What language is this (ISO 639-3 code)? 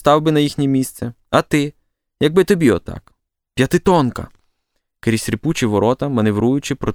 ukr